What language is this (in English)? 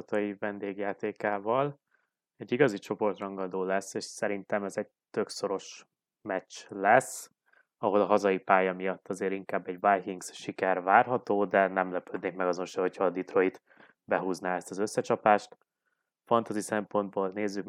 Hungarian